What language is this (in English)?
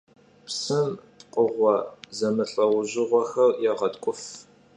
Kabardian